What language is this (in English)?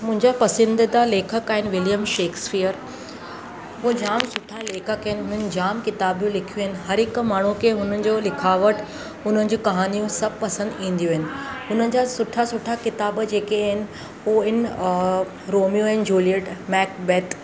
Sindhi